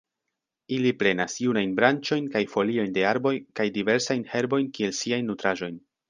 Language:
Esperanto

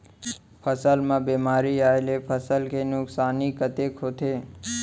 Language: Chhattisgarhi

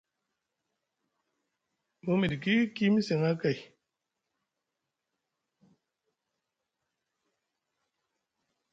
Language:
Musgu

